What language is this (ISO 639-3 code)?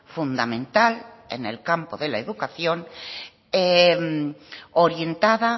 spa